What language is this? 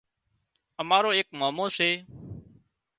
Wadiyara Koli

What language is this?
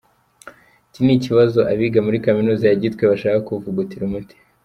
Kinyarwanda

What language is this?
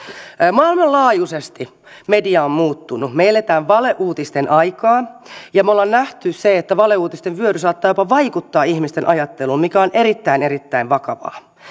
Finnish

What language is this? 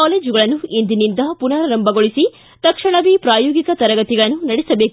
Kannada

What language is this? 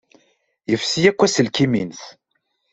Kabyle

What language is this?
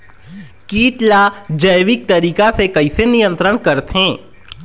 Chhattisgarhi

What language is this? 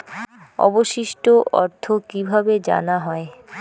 Bangla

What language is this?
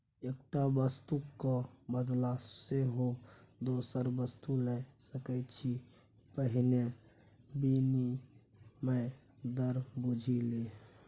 Maithili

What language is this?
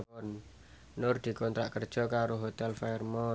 Javanese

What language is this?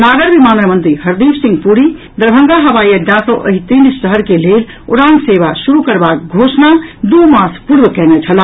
Maithili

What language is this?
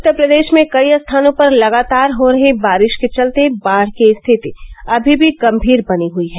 Hindi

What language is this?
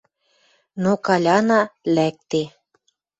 Western Mari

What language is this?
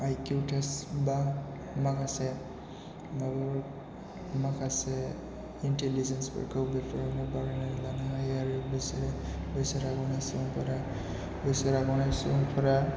Bodo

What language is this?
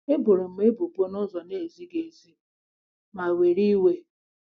Igbo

